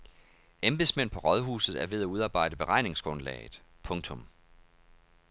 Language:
Danish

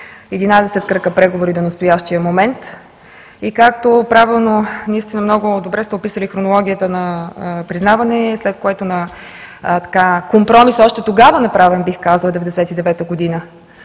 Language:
Bulgarian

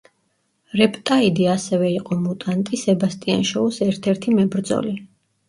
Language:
Georgian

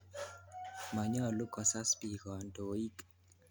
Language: Kalenjin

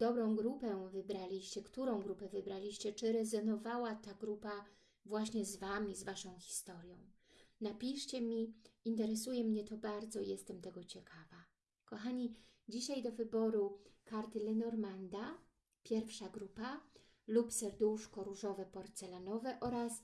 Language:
Polish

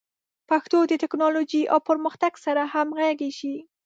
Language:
Pashto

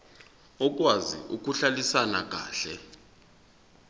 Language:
Zulu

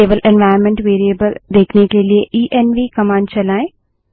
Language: Hindi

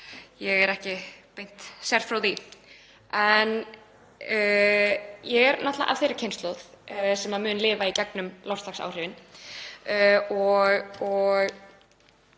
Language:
Icelandic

